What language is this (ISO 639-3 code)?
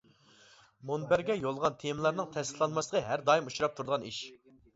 uig